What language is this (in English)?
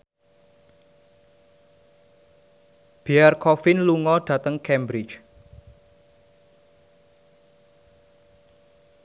Javanese